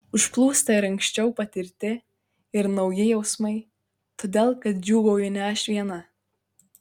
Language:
Lithuanian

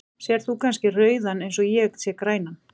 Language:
Icelandic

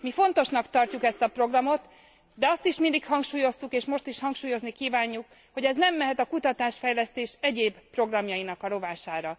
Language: Hungarian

